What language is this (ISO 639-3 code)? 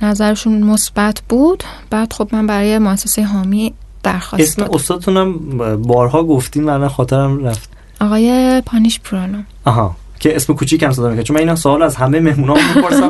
fas